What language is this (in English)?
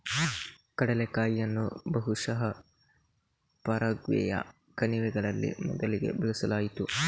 Kannada